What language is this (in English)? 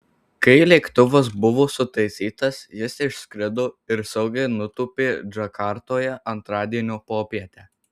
Lithuanian